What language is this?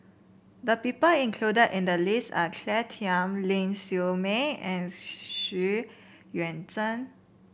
English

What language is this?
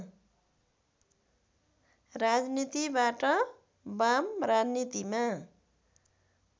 Nepali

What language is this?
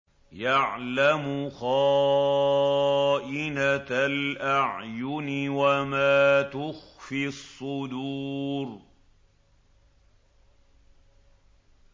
Arabic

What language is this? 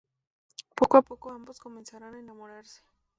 Spanish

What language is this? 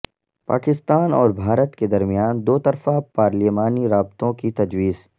Urdu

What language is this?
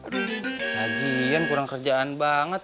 Indonesian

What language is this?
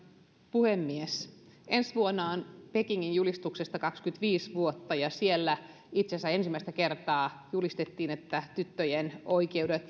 Finnish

